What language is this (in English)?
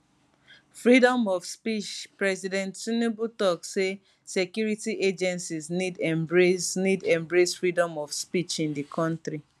Nigerian Pidgin